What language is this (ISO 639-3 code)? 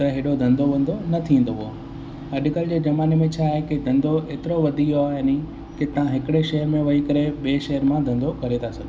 snd